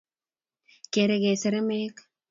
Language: Kalenjin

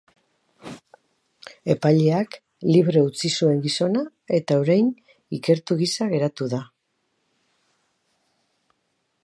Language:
Basque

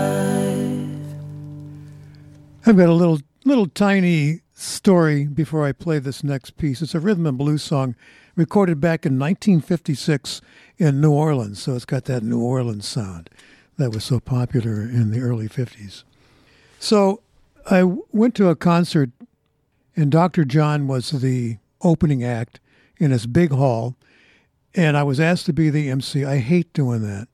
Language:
English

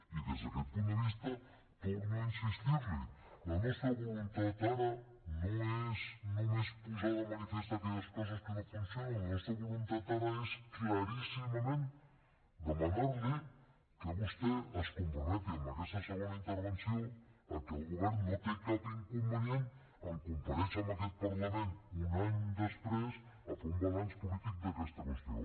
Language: Catalan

